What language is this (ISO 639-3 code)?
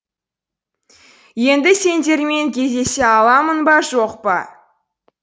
kaz